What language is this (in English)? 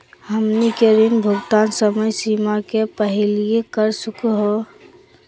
Magahi